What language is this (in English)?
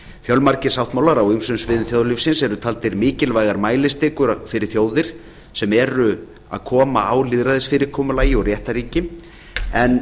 Icelandic